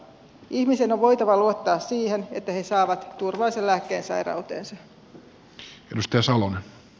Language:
Finnish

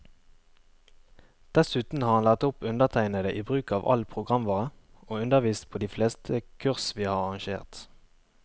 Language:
Norwegian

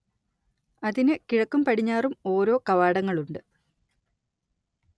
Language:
Malayalam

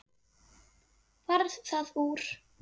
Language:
Icelandic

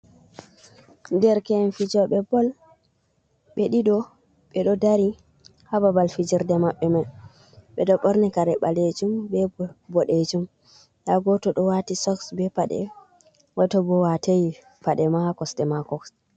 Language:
Fula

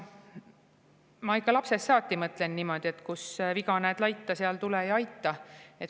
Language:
Estonian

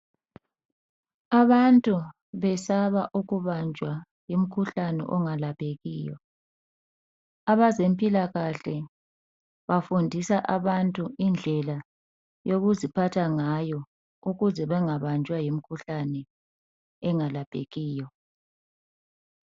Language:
North Ndebele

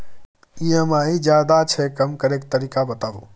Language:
Maithili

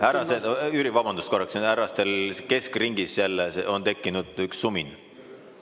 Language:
Estonian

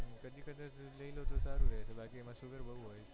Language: Gujarati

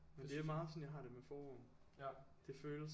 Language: Danish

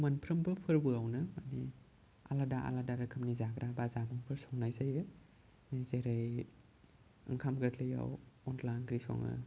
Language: Bodo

